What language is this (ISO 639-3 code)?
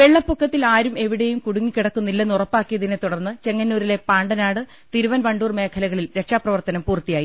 mal